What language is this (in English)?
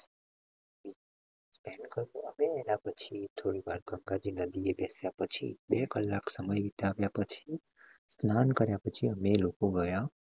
Gujarati